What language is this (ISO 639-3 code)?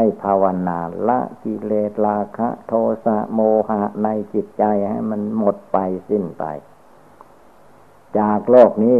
tha